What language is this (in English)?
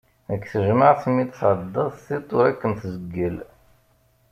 Kabyle